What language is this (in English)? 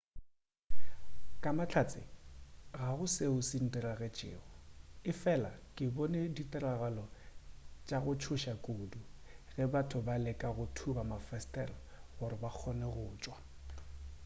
Northern Sotho